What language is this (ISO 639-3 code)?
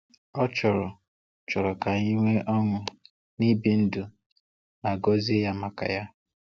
ibo